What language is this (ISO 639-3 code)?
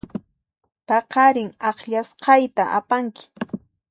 qxp